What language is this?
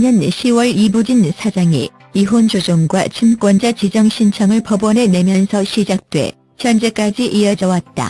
Korean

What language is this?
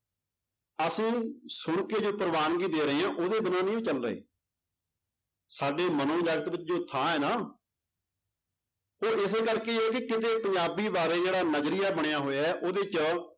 Punjabi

